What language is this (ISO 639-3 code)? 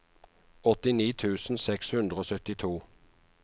nor